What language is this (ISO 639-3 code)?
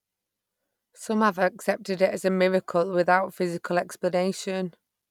eng